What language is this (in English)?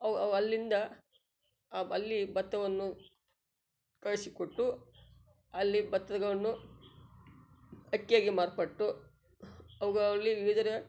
Kannada